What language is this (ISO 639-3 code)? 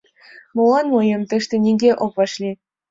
chm